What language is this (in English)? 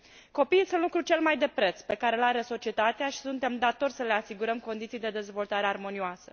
Romanian